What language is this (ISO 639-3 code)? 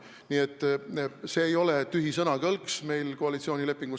est